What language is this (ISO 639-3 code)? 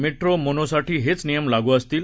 mar